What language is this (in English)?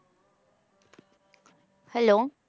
Punjabi